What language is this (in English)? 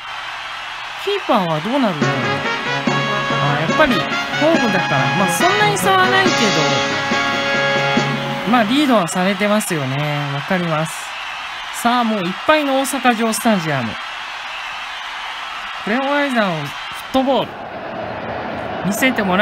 Japanese